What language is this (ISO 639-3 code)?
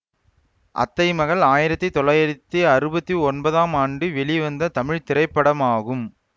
tam